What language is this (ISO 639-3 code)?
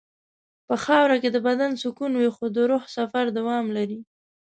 pus